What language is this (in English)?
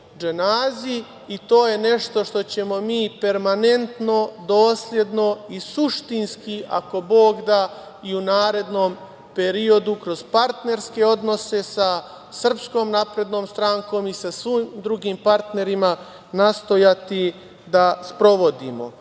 Serbian